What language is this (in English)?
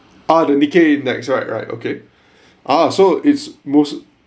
English